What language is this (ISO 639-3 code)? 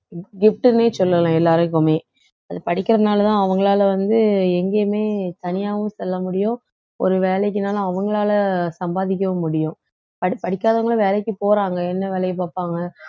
tam